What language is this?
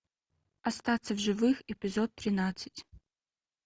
Russian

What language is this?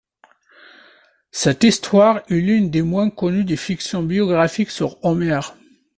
French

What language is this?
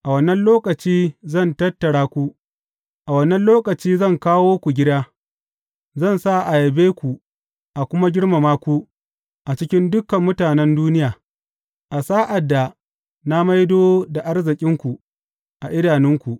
Hausa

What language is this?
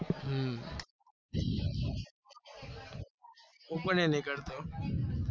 Gujarati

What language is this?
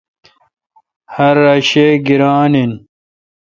Kalkoti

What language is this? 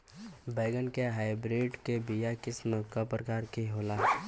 Bhojpuri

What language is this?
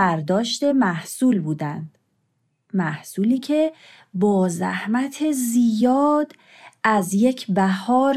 Persian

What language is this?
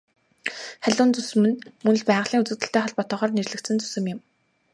Mongolian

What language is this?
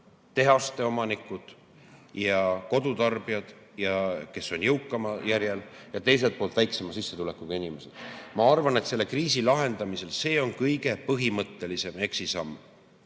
Estonian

